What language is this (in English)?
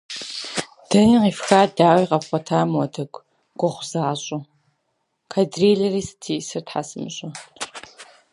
Russian